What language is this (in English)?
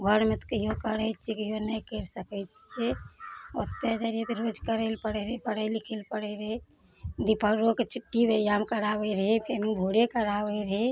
Maithili